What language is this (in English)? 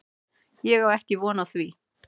Icelandic